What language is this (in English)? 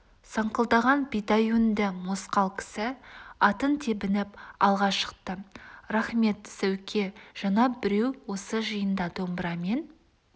Kazakh